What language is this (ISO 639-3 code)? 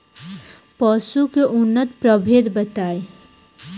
bho